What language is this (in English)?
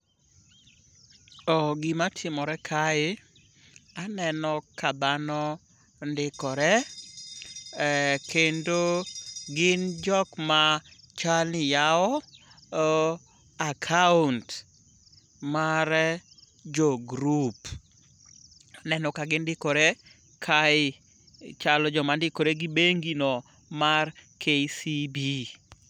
Luo (Kenya and Tanzania)